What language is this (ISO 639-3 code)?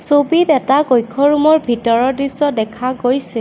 asm